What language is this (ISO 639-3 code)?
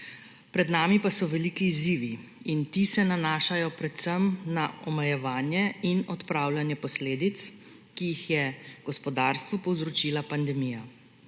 slv